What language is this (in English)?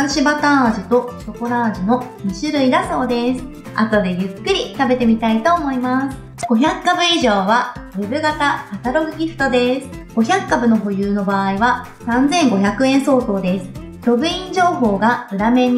Japanese